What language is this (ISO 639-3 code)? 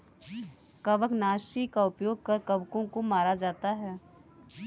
hin